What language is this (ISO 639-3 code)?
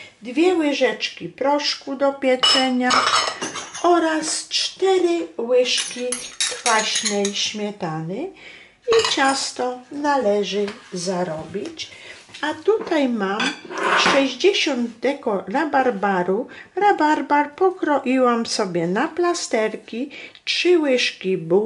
pol